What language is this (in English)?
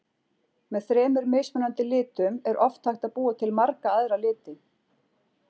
Icelandic